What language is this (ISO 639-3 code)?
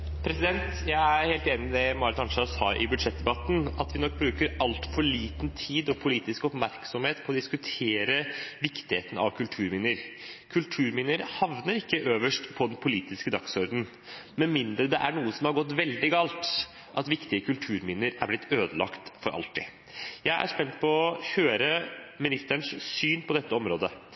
nob